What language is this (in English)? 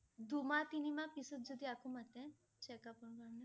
Assamese